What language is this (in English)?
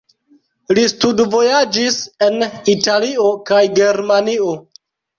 Esperanto